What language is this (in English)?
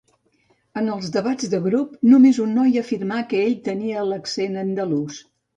Catalan